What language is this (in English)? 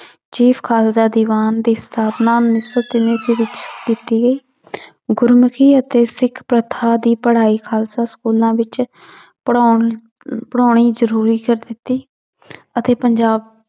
Punjabi